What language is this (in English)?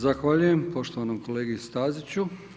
Croatian